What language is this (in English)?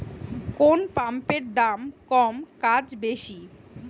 Bangla